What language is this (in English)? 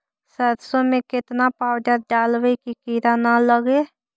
Magahi